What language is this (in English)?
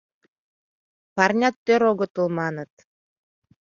Mari